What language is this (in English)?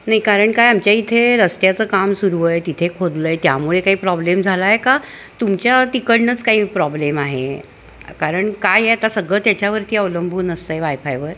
Marathi